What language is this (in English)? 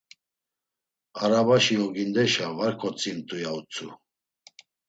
Laz